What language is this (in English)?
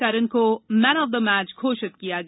Hindi